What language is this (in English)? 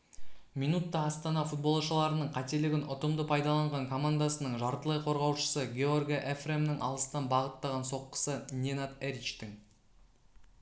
Kazakh